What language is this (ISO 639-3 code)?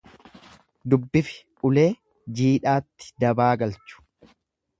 orm